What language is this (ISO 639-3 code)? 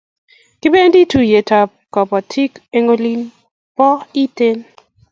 kln